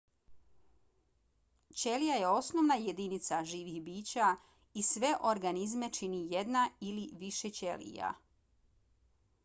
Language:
Bosnian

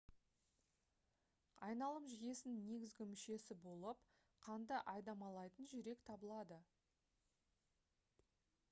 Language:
Kazakh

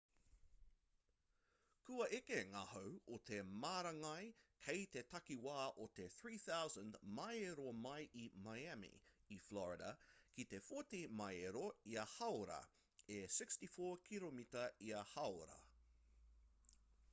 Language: Māori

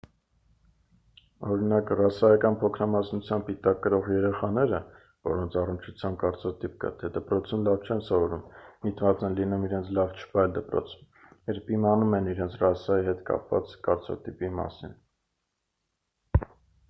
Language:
Armenian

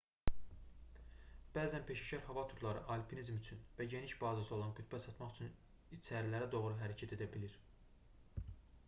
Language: Azerbaijani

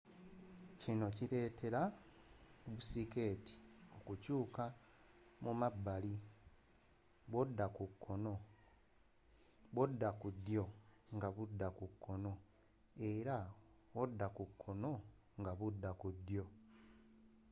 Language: Ganda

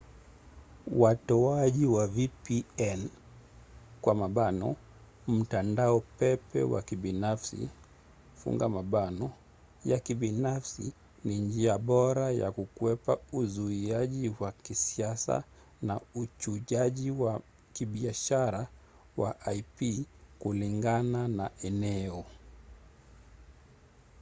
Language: Swahili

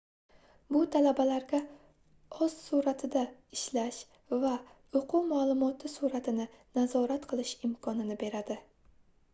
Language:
Uzbek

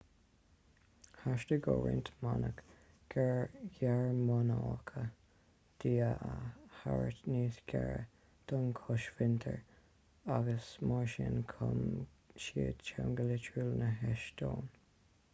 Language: Irish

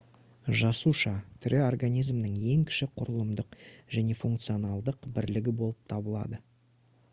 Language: Kazakh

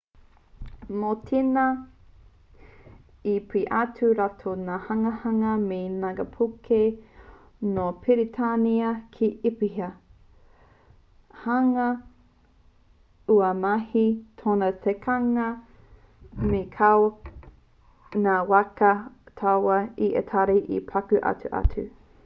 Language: Māori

